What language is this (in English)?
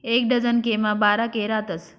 Marathi